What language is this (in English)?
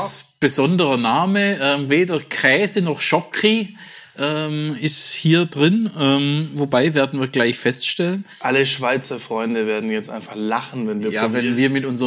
German